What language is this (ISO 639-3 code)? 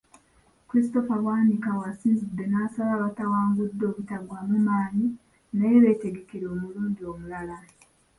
lug